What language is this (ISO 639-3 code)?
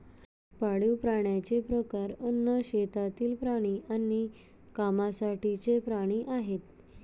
mar